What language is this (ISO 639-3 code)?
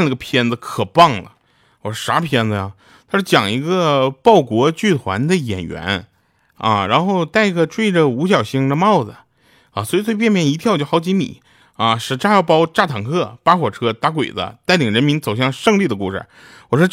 zho